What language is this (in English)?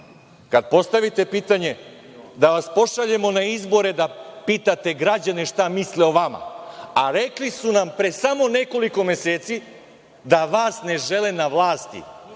Serbian